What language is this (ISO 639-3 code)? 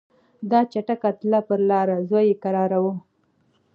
pus